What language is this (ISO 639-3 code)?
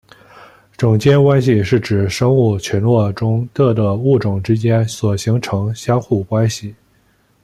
zho